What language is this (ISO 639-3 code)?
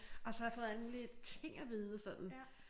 dan